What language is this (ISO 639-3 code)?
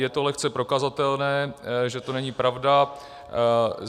ces